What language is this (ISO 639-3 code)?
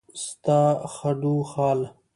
pus